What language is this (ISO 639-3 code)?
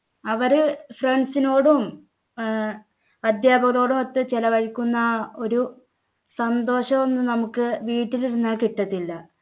mal